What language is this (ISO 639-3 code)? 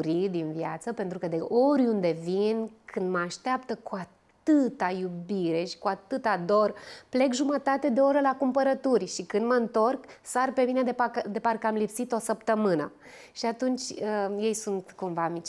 ron